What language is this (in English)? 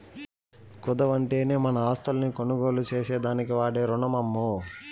Telugu